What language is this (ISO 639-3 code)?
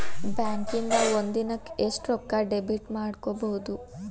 kan